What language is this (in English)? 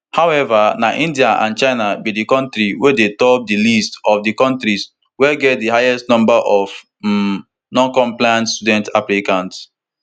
Nigerian Pidgin